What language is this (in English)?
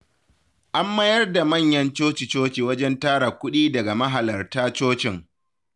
Hausa